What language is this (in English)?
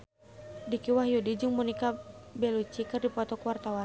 Sundanese